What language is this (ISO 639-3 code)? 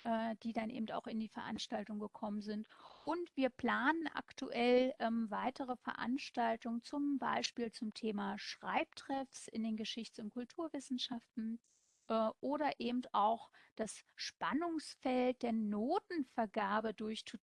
deu